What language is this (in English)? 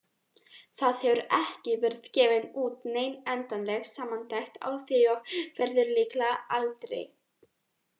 Icelandic